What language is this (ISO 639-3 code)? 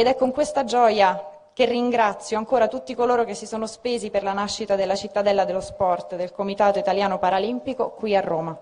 ita